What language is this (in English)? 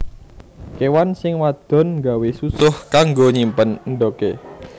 Javanese